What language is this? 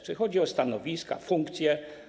Polish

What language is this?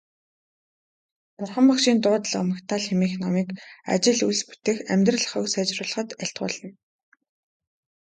Mongolian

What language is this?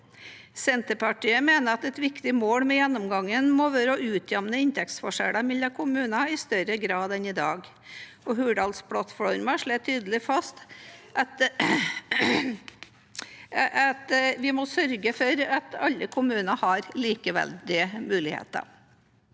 Norwegian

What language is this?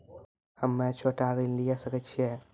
Maithili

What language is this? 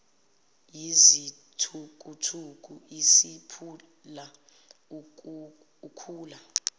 Zulu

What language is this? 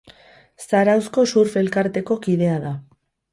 Basque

